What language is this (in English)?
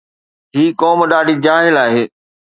Sindhi